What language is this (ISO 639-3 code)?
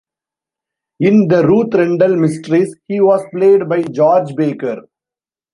eng